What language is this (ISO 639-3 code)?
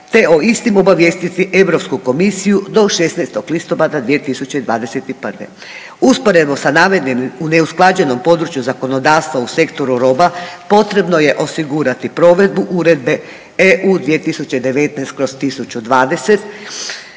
hrv